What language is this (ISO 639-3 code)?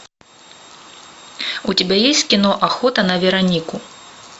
rus